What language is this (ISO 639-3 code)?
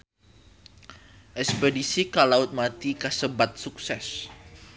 sun